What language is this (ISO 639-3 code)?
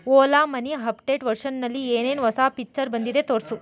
kan